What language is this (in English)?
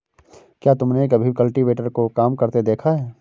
Hindi